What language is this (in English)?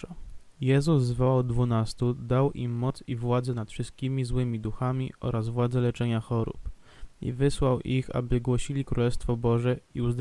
Polish